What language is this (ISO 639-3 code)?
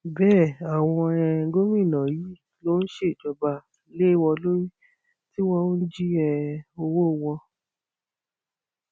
yor